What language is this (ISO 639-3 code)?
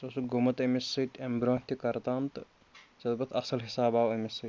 kas